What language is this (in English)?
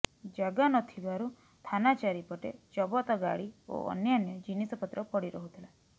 Odia